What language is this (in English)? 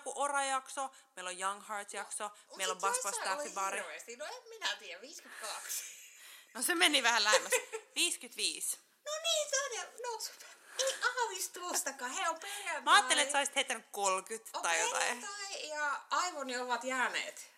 Finnish